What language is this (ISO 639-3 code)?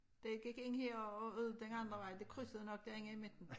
dan